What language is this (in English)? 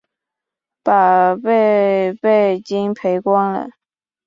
Chinese